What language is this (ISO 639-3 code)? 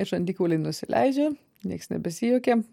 lit